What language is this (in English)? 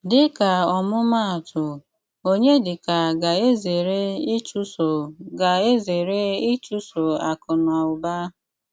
Igbo